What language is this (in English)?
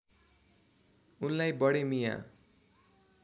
Nepali